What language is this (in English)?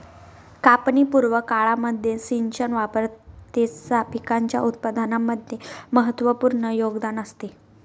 Marathi